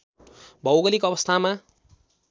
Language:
Nepali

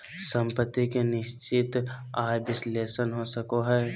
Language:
Magahi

